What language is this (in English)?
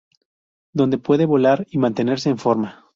Spanish